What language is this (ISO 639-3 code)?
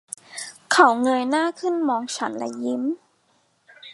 tha